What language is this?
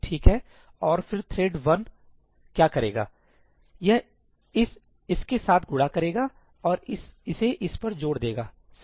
Hindi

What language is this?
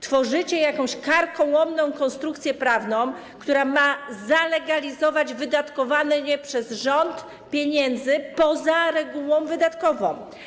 Polish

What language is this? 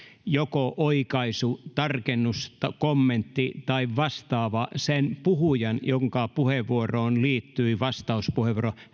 Finnish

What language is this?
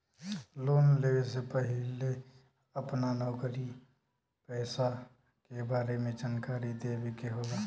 Bhojpuri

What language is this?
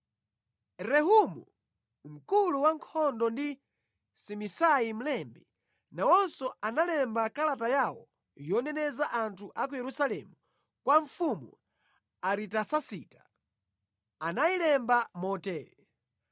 Nyanja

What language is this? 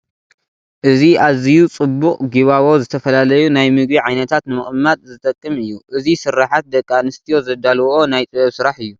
Tigrinya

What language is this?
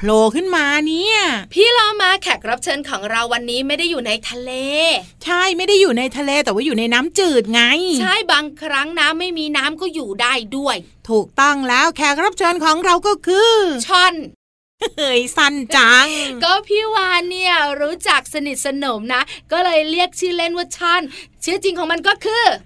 Thai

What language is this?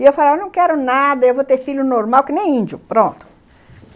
Portuguese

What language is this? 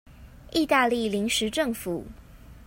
Chinese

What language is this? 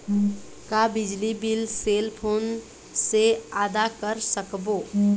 Chhattisgarhi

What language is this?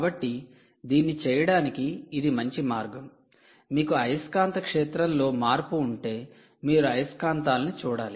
Telugu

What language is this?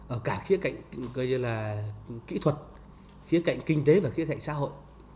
Vietnamese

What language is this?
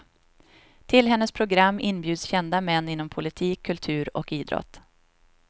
Swedish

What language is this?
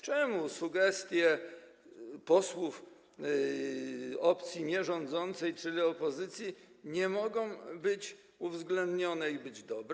Polish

